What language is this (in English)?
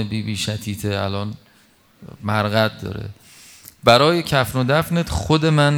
Persian